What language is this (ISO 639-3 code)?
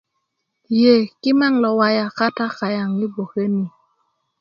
ukv